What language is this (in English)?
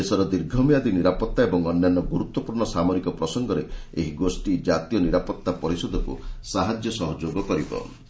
Odia